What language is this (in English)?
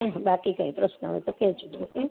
Gujarati